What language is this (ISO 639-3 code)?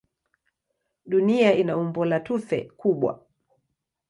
swa